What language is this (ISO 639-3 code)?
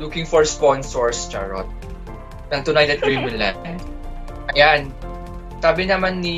fil